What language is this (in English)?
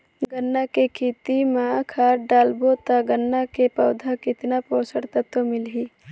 Chhattisgarhi